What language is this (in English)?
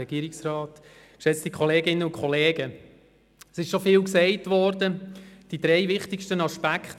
Swiss German